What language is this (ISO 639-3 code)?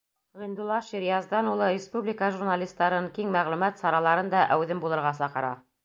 bak